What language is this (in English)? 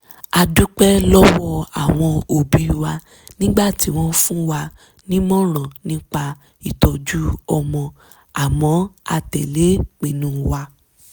Yoruba